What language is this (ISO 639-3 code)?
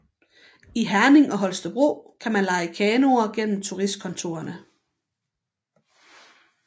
dan